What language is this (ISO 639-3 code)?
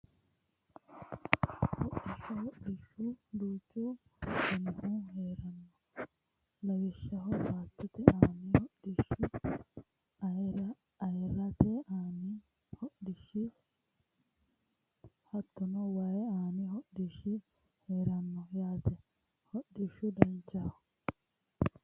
sid